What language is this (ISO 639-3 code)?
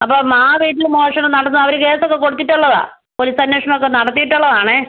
mal